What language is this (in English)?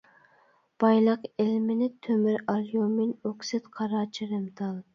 Uyghur